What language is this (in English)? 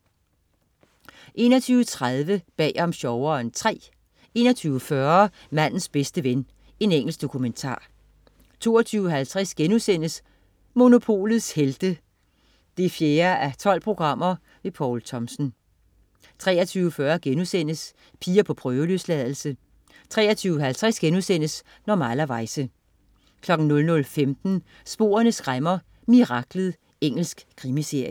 Danish